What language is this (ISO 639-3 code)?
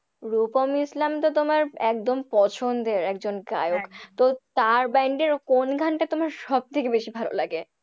ben